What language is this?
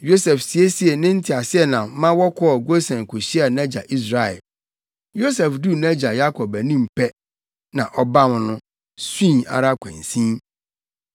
Akan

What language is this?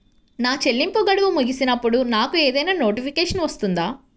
Telugu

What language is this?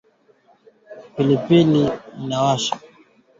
Swahili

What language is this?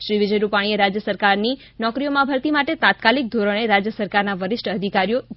Gujarati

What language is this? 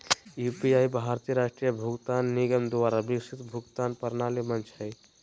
Magahi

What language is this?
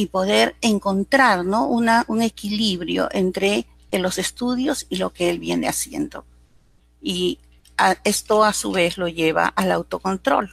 Spanish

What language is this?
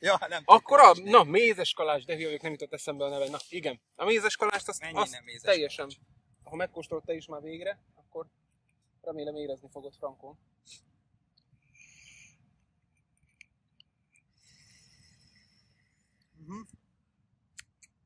Hungarian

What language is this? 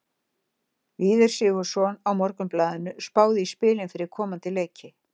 Icelandic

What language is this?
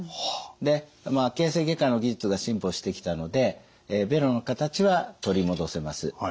Japanese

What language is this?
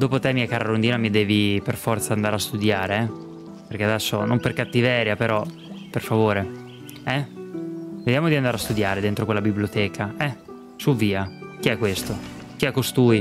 Italian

